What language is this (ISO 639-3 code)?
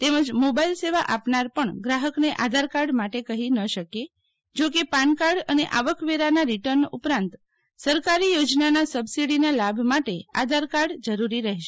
guj